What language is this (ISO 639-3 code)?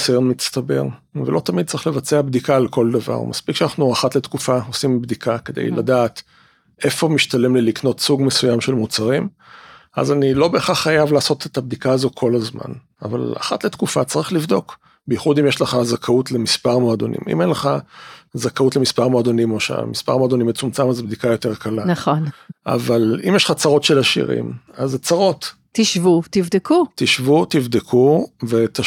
heb